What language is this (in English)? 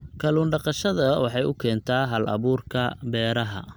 Somali